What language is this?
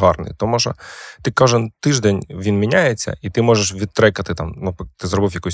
Ukrainian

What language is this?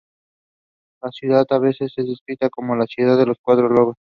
Spanish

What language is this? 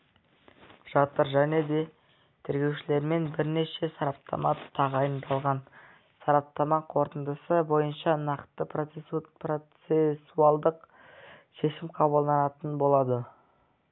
Kazakh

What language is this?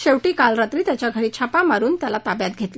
Marathi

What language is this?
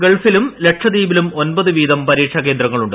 Malayalam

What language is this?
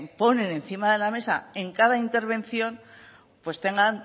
Spanish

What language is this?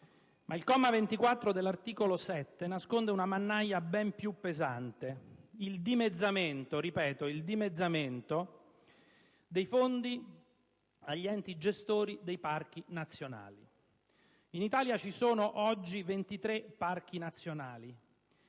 Italian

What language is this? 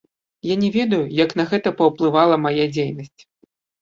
Belarusian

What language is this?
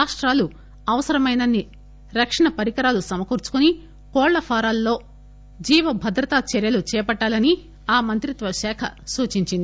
Telugu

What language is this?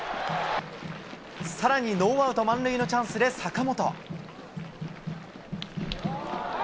Japanese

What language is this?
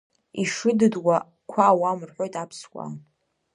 Abkhazian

